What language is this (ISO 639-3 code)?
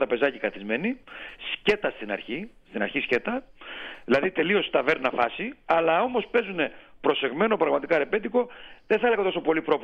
ell